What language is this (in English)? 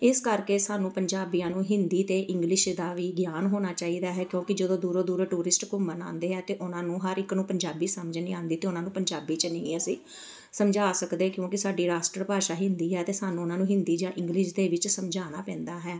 Punjabi